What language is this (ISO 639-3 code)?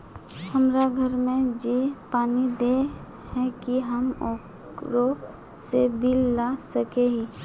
mag